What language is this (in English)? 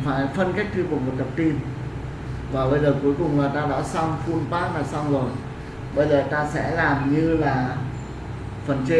Vietnamese